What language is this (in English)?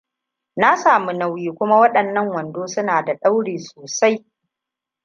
Hausa